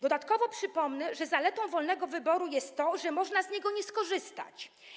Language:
Polish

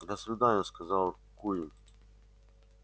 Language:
Russian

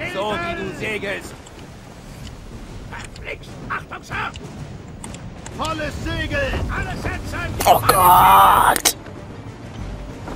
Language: German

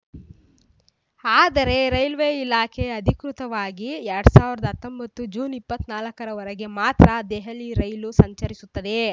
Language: Kannada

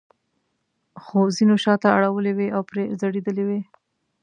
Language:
Pashto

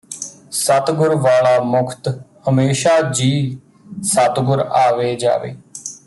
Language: Punjabi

